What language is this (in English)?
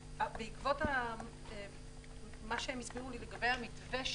Hebrew